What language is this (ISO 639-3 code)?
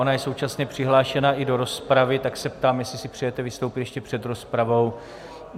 ces